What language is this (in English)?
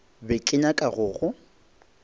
Northern Sotho